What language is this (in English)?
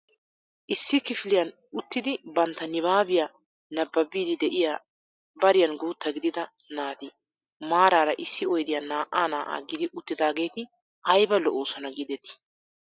Wolaytta